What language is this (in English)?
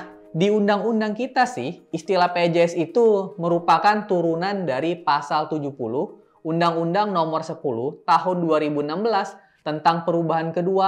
Indonesian